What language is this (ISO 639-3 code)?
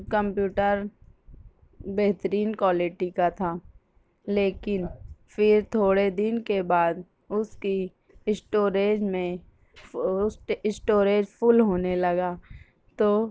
urd